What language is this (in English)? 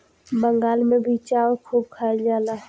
Bhojpuri